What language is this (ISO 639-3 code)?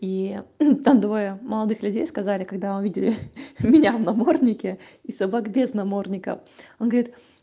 rus